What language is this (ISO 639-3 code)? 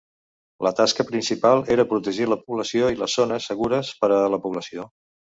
cat